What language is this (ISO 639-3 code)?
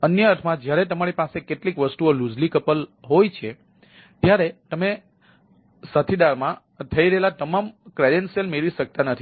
guj